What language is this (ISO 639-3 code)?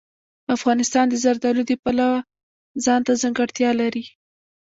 pus